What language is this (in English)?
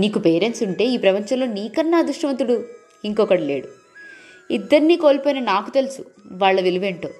Telugu